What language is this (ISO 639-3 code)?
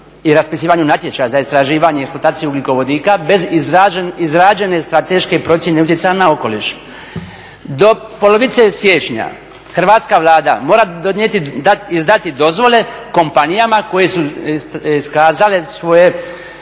hrv